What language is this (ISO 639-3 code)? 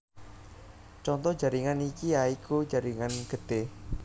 jav